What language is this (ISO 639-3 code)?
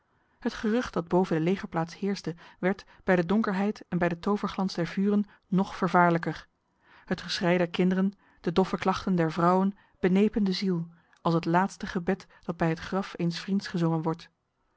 nld